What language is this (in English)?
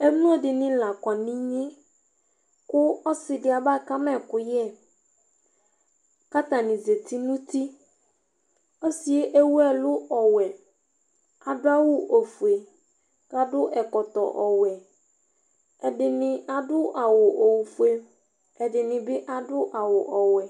Ikposo